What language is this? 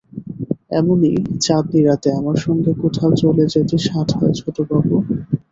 Bangla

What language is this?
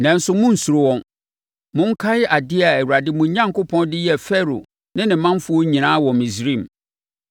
Akan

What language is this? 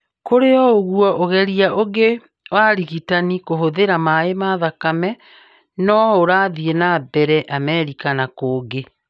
Kikuyu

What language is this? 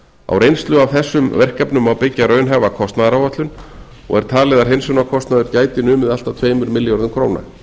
Icelandic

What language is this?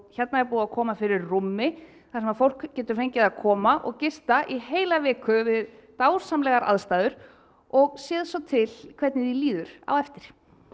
Icelandic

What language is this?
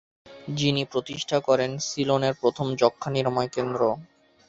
Bangla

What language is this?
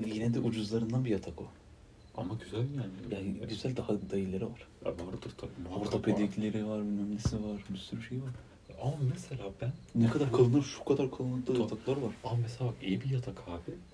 Turkish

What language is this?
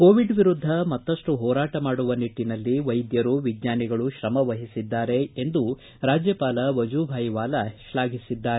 Kannada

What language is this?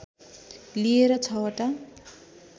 Nepali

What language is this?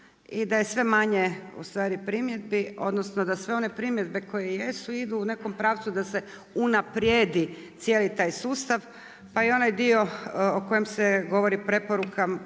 Croatian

